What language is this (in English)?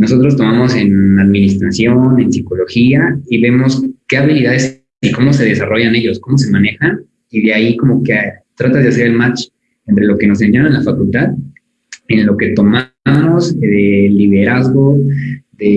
Spanish